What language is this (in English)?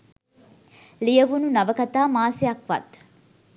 Sinhala